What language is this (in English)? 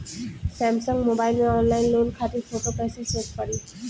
Bhojpuri